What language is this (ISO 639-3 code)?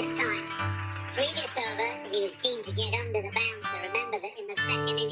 eng